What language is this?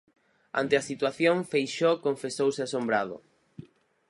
Galician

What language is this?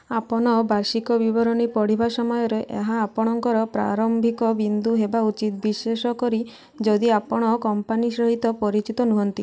Odia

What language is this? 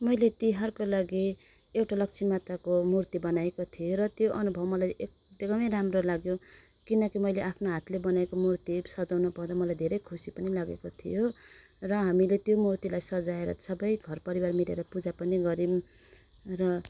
Nepali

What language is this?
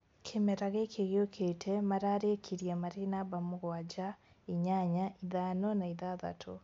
Kikuyu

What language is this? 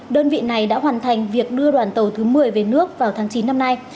Vietnamese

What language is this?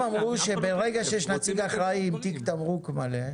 Hebrew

